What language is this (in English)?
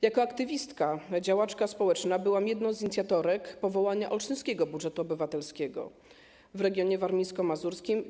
Polish